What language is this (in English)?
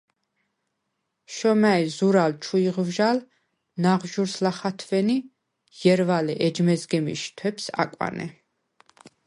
Svan